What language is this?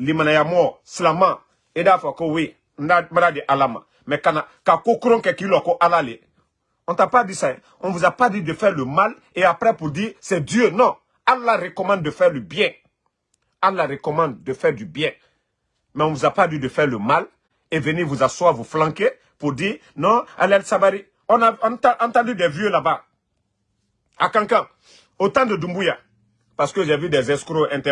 French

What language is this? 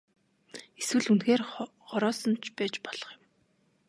Mongolian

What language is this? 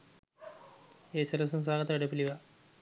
Sinhala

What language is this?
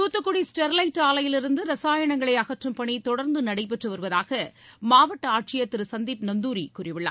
Tamil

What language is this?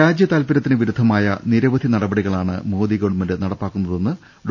Malayalam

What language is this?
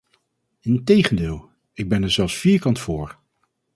Dutch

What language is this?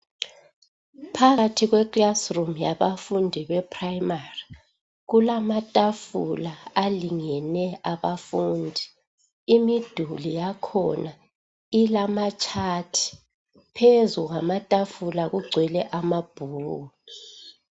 North Ndebele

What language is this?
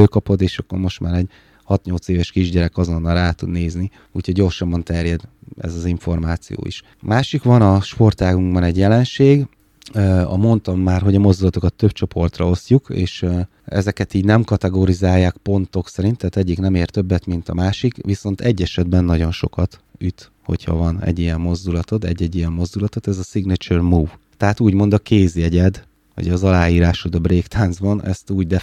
Hungarian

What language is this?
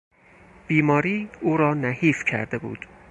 Persian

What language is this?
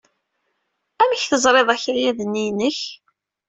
Kabyle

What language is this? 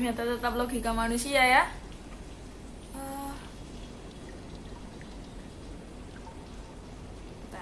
Indonesian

